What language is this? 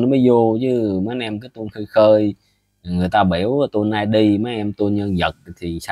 Vietnamese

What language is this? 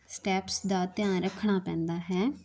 Punjabi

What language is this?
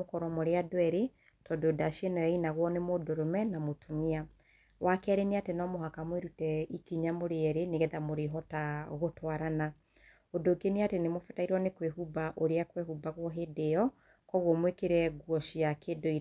Kikuyu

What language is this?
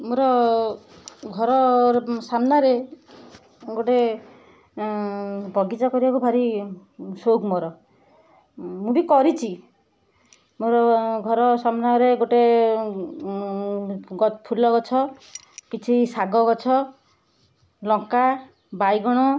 Odia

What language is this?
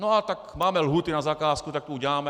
Czech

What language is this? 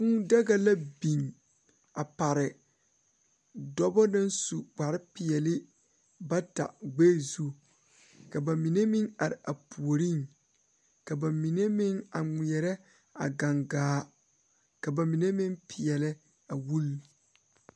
Southern Dagaare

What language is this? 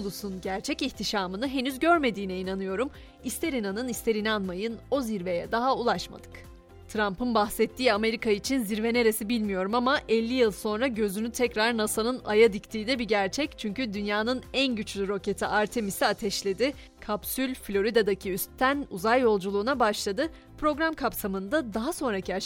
Turkish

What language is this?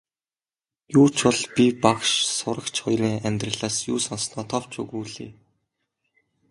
Mongolian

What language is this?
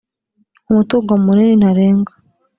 Kinyarwanda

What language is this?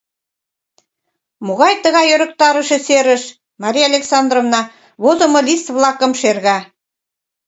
Mari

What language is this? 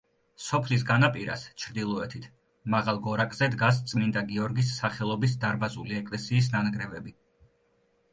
Georgian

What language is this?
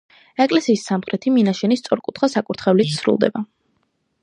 Georgian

